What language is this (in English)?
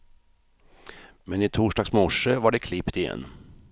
Swedish